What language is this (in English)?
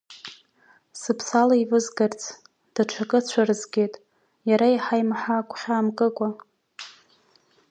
Abkhazian